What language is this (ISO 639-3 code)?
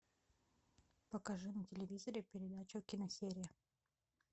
rus